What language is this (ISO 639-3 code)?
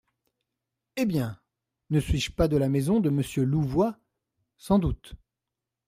fra